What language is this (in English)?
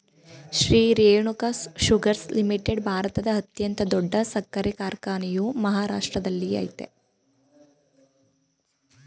Kannada